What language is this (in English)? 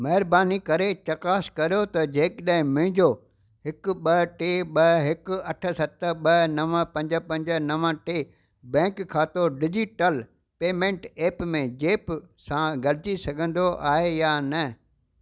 Sindhi